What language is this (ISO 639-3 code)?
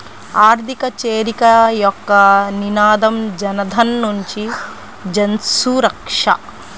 tel